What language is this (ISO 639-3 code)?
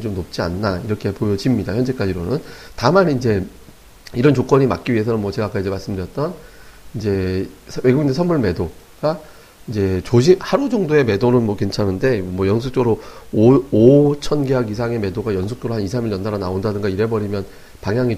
kor